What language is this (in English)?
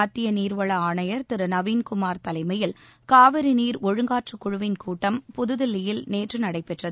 Tamil